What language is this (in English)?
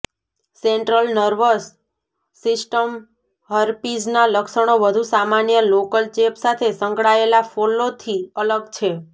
Gujarati